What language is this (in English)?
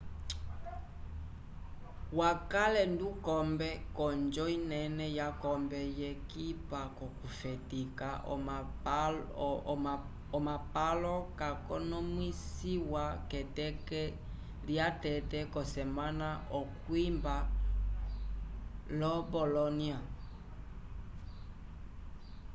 Umbundu